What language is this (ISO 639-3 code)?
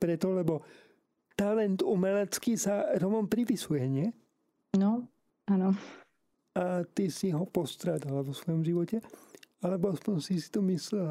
slk